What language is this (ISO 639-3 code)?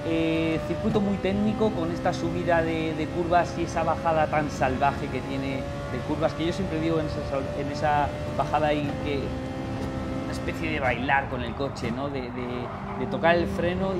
spa